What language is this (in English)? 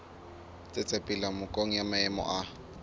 Southern Sotho